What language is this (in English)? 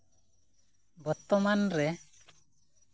Santali